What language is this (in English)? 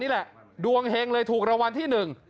Thai